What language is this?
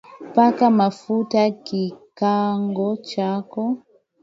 Swahili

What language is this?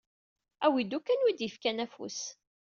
Kabyle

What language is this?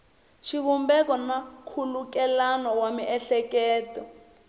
Tsonga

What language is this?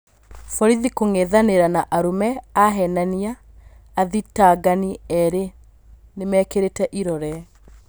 Kikuyu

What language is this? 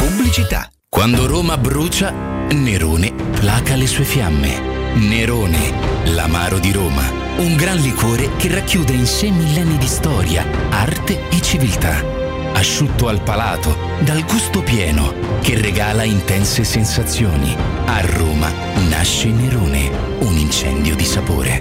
Italian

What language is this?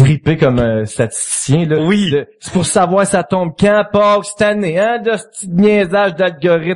French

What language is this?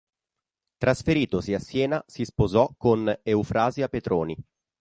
Italian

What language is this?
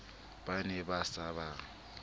Southern Sotho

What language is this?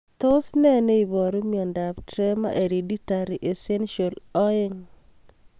Kalenjin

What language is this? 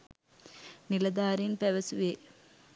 Sinhala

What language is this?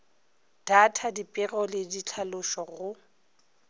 Northern Sotho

